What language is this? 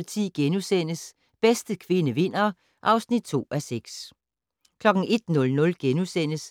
Danish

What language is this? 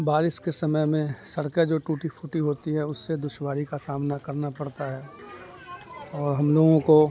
Urdu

